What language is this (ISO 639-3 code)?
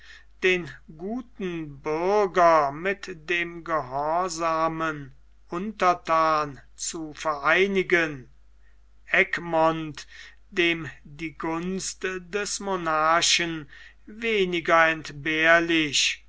deu